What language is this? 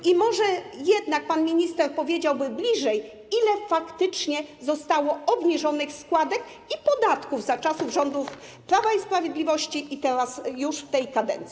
Polish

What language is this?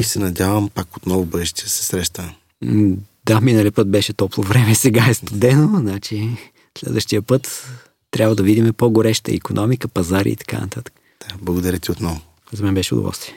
Bulgarian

